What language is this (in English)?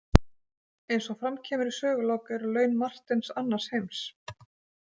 Icelandic